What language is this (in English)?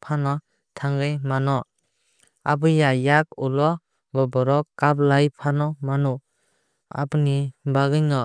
Kok Borok